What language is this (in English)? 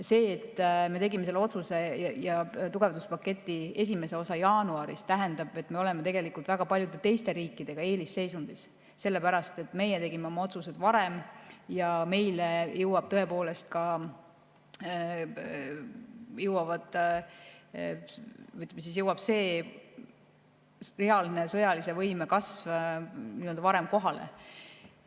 Estonian